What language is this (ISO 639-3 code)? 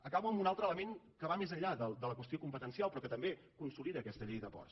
cat